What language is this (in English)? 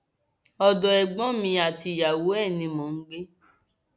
Yoruba